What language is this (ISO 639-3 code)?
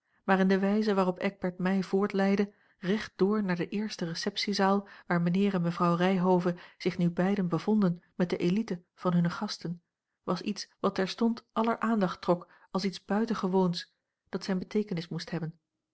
nld